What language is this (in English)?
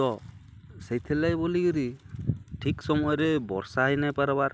Odia